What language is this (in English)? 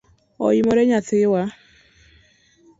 Luo (Kenya and Tanzania)